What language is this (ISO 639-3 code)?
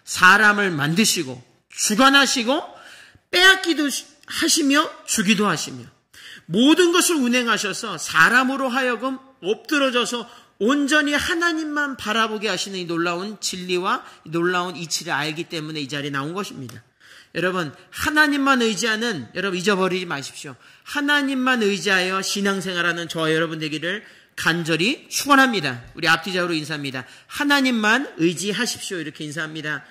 kor